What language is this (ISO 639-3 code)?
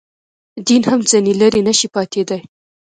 pus